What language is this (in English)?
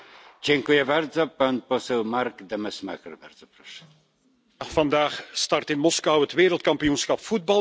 Dutch